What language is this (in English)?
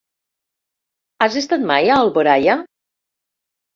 Catalan